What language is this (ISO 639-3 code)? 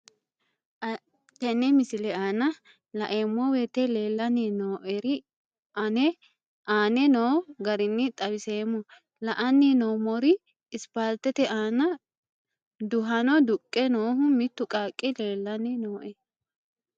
sid